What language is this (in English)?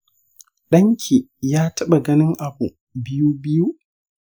Hausa